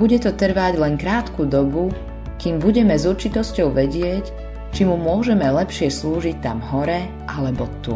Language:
Slovak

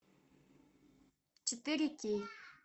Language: Russian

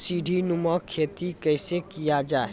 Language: Maithili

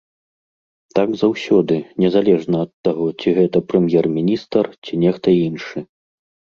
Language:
Belarusian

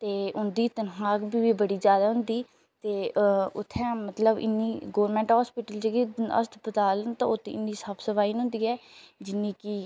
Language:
Dogri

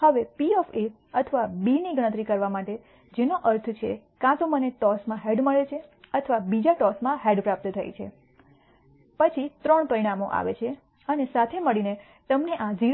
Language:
Gujarati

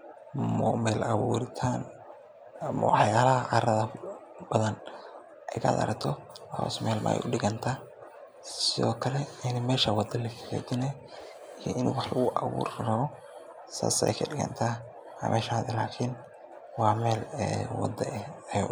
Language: Somali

